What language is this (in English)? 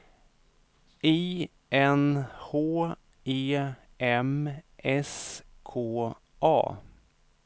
Swedish